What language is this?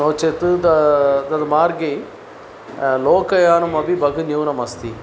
Sanskrit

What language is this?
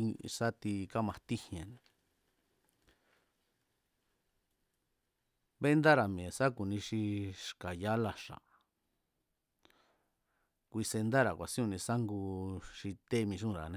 Mazatlán Mazatec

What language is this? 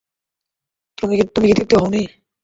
Bangla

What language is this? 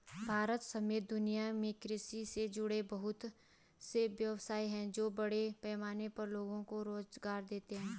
Hindi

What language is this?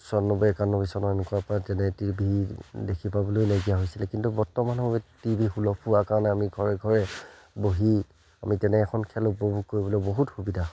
Assamese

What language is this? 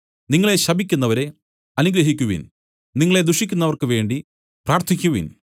Malayalam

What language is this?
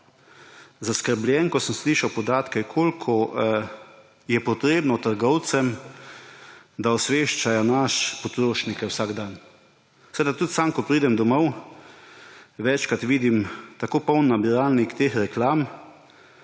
Slovenian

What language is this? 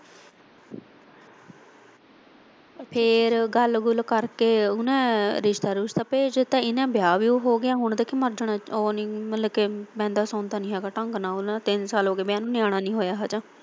Punjabi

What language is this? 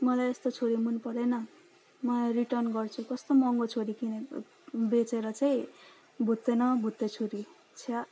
Nepali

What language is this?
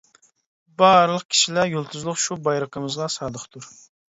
Uyghur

